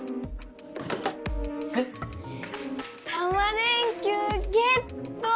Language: Japanese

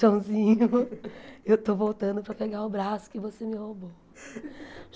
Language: Portuguese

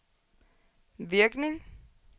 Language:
Danish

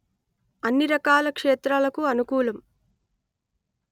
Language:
Telugu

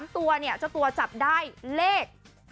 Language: Thai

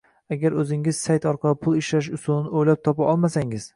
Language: Uzbek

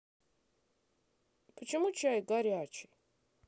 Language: Russian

